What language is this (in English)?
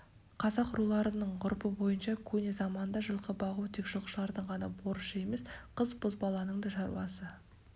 Kazakh